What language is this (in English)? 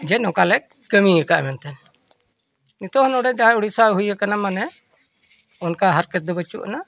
Santali